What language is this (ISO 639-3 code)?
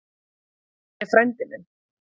isl